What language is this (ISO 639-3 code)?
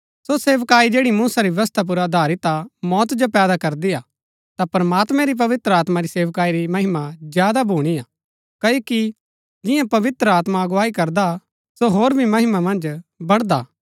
gbk